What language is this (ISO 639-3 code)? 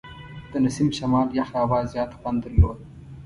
pus